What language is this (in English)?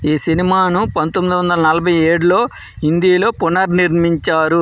Telugu